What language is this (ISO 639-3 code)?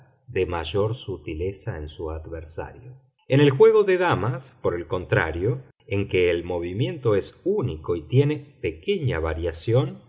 spa